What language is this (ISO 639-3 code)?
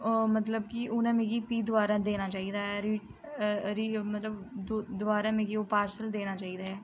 doi